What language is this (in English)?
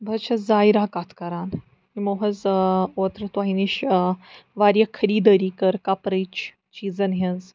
Kashmiri